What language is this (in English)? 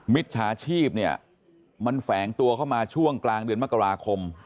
Thai